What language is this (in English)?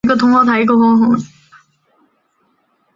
Chinese